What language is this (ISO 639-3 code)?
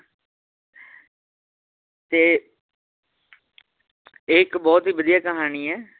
pan